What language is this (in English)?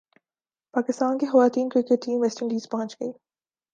Urdu